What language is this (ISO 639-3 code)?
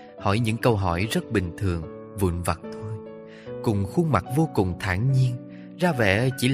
vie